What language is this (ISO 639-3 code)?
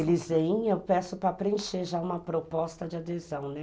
por